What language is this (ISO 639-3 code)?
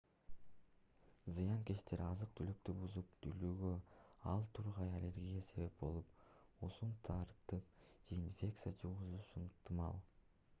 kir